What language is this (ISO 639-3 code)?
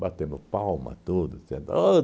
por